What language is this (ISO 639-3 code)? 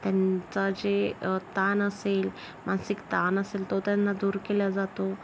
mar